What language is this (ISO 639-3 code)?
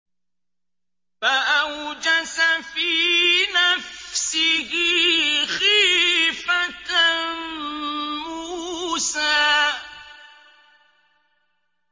ara